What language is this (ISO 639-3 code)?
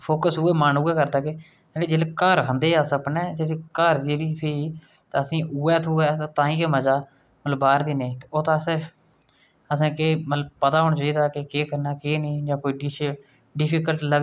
doi